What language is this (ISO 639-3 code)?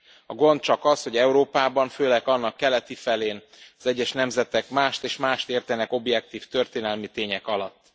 hun